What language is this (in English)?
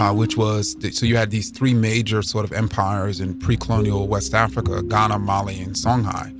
English